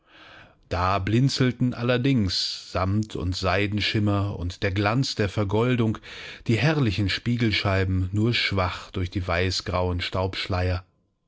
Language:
German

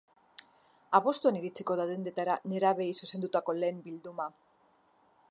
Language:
Basque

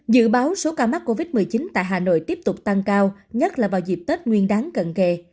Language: Vietnamese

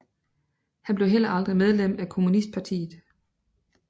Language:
Danish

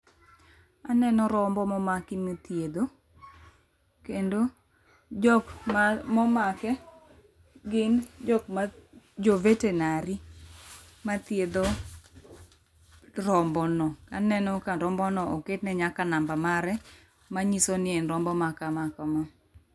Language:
Luo (Kenya and Tanzania)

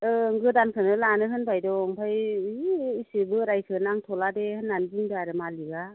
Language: Bodo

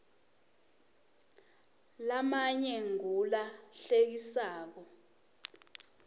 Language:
Swati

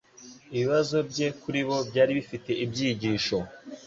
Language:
Kinyarwanda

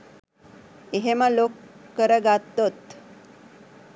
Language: Sinhala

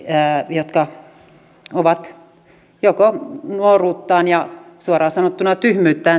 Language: Finnish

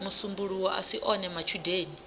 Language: Venda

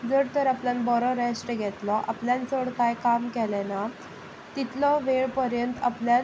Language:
Konkani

